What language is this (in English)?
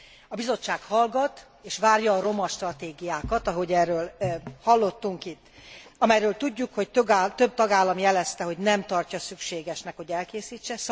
Hungarian